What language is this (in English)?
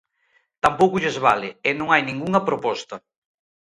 Galician